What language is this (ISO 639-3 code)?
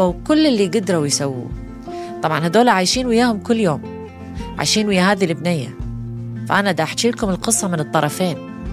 ara